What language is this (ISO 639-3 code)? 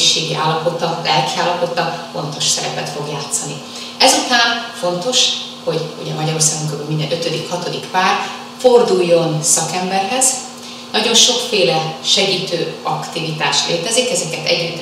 hun